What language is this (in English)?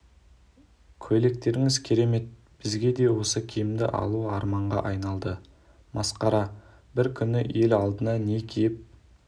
Kazakh